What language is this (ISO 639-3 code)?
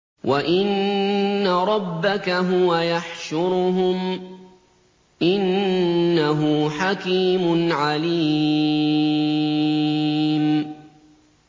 ara